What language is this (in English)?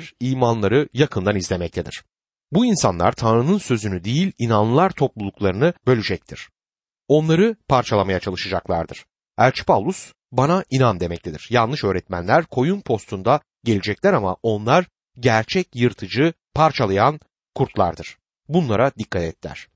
Turkish